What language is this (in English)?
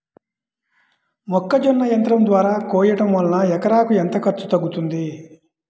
Telugu